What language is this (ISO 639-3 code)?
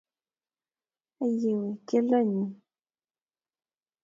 kln